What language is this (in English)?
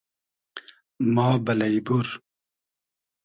Hazaragi